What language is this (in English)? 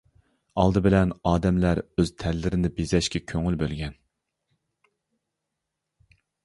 Uyghur